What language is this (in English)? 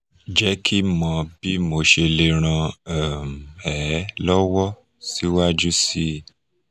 Yoruba